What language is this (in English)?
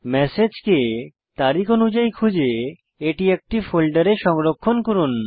Bangla